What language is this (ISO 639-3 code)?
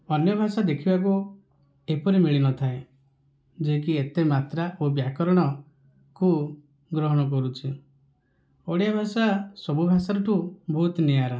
ori